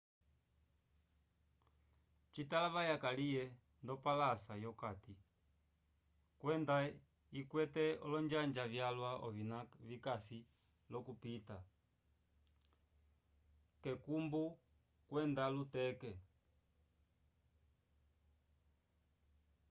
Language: Umbundu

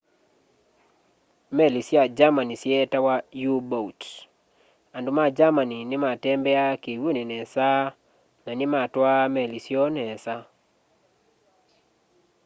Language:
Kamba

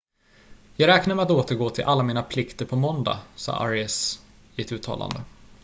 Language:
Swedish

